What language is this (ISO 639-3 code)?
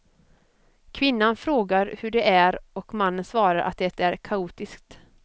swe